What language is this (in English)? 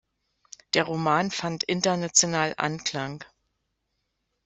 German